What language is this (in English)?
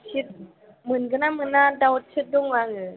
Bodo